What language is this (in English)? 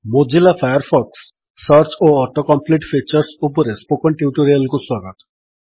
Odia